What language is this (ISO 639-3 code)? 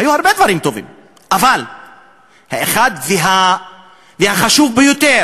heb